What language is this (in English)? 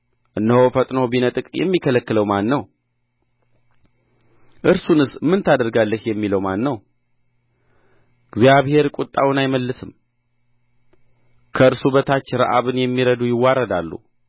Amharic